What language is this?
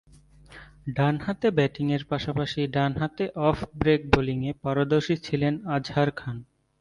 Bangla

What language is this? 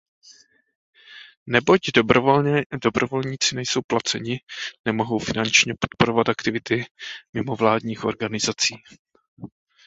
Czech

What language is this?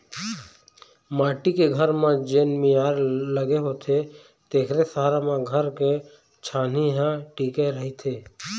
Chhattisgarhi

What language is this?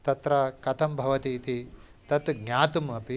Sanskrit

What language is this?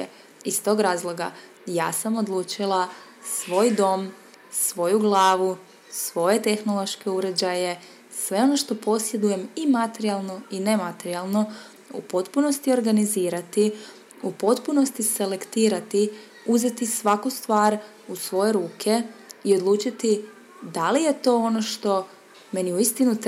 Croatian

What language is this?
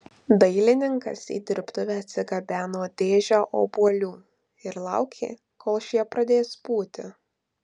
Lithuanian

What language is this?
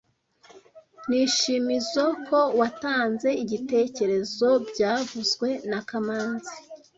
Kinyarwanda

